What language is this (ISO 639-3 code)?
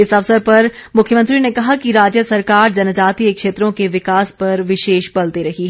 hin